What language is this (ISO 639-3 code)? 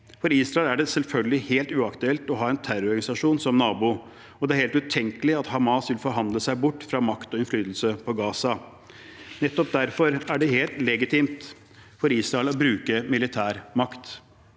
nor